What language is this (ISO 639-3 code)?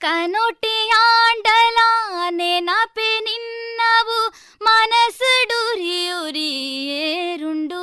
kan